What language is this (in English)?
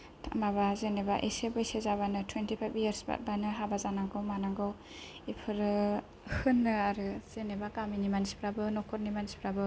Bodo